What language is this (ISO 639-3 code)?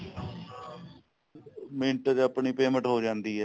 pan